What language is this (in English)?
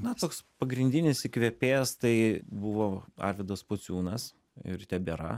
Lithuanian